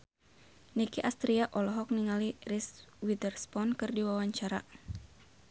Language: Sundanese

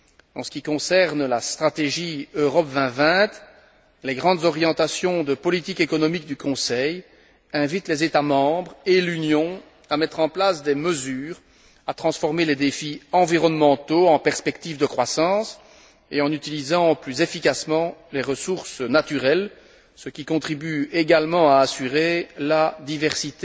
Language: French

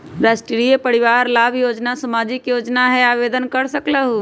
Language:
Magahi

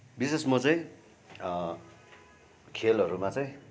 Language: Nepali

